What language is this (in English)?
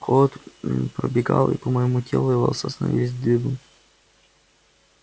Russian